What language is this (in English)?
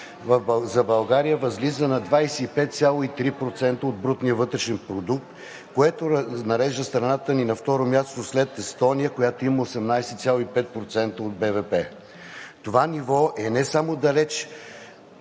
Bulgarian